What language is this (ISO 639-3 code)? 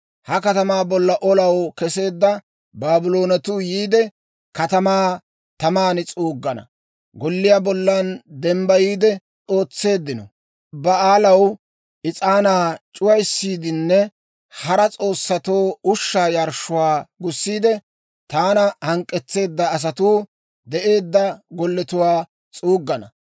dwr